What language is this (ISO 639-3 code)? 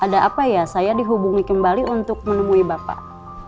ind